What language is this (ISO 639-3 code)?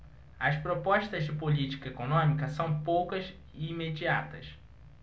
por